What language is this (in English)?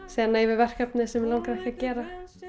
Icelandic